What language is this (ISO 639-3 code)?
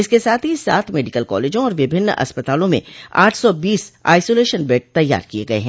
hin